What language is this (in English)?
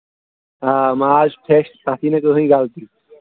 Kashmiri